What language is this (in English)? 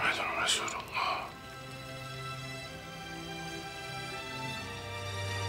Turkish